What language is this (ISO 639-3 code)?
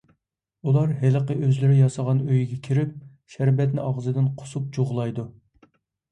uig